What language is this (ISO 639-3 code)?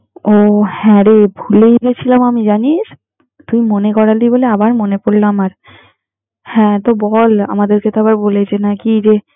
ben